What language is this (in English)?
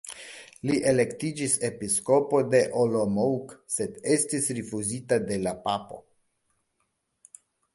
Esperanto